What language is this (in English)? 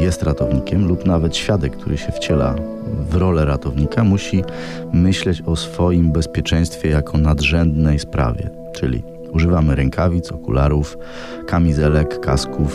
Polish